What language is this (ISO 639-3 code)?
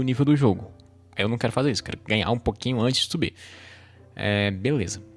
por